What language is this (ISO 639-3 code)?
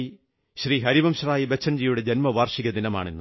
mal